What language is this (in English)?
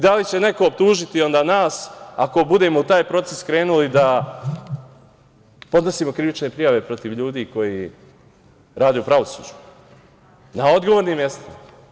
Serbian